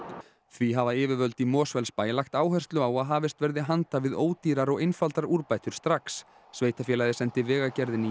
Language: Icelandic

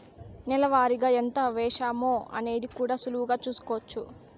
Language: Telugu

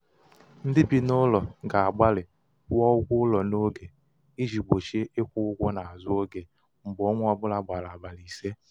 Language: Igbo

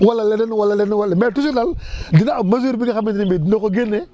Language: Wolof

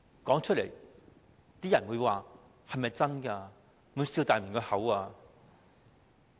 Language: Cantonese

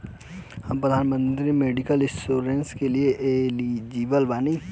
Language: Bhojpuri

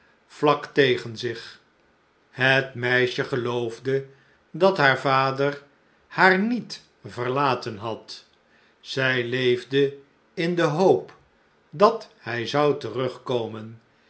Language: Dutch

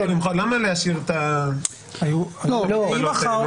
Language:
Hebrew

